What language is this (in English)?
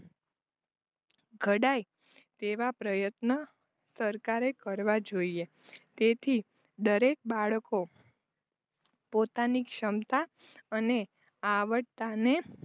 Gujarati